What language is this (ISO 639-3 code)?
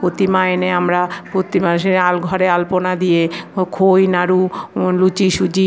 ben